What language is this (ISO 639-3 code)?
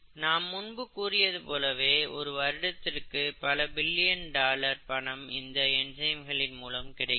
tam